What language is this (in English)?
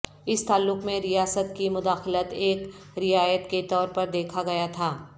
Urdu